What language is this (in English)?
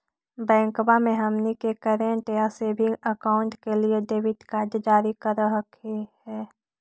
Magahi